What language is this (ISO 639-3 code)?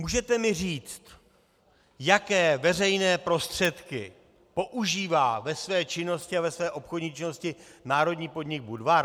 ces